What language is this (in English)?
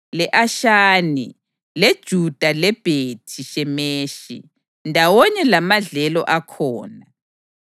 North Ndebele